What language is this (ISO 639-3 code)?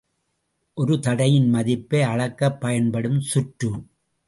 tam